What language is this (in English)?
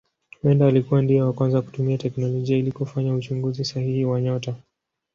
Swahili